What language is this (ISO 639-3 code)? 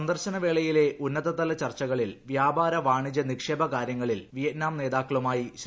mal